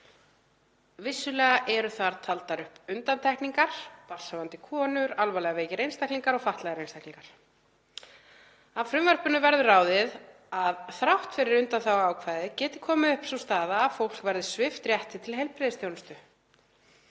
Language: Icelandic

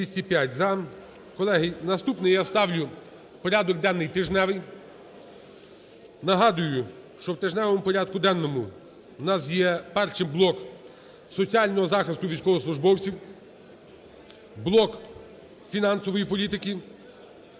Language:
Ukrainian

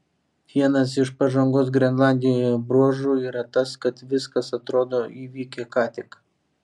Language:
Lithuanian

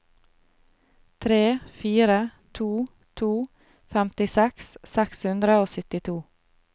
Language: Norwegian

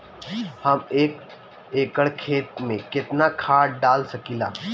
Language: Bhojpuri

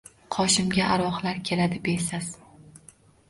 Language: Uzbek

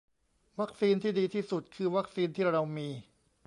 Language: Thai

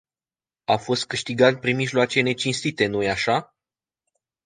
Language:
Romanian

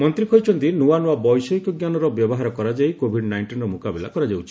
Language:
Odia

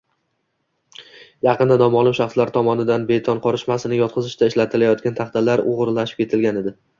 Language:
Uzbek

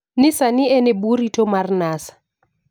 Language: Luo (Kenya and Tanzania)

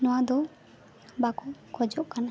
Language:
Santali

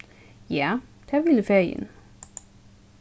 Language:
Faroese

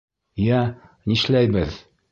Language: Bashkir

